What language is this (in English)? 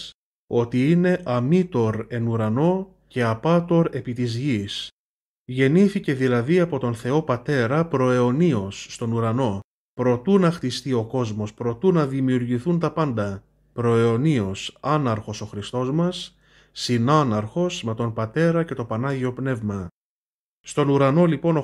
Greek